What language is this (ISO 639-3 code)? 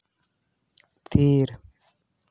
sat